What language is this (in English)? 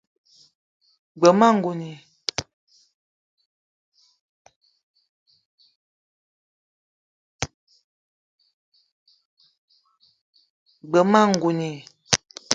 Eton (Cameroon)